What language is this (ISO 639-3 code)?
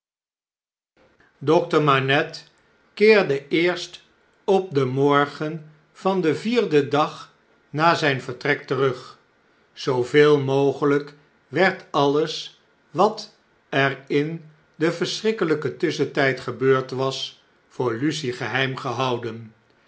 nld